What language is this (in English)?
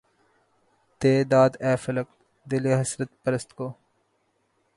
Urdu